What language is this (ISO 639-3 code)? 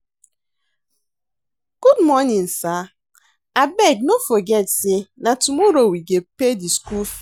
pcm